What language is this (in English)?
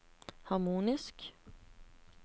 Norwegian